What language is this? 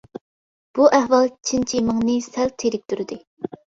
Uyghur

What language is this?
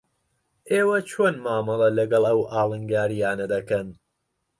Central Kurdish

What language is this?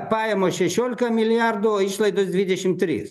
Lithuanian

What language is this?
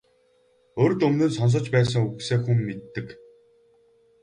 Mongolian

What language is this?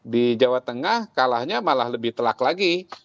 Indonesian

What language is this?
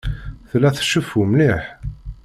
Kabyle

